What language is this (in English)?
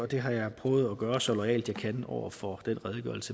Danish